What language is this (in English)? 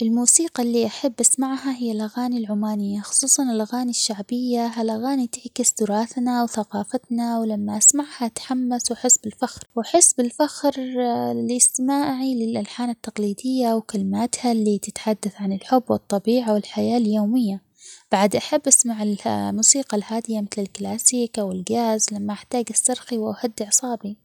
Omani Arabic